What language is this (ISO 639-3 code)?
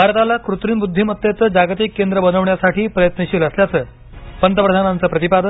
mar